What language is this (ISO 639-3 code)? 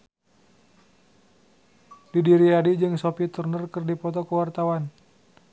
sun